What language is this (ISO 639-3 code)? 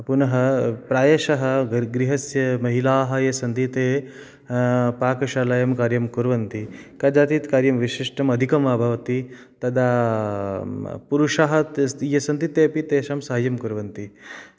san